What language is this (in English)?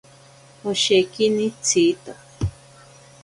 Ashéninka Perené